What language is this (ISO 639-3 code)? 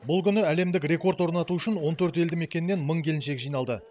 kaz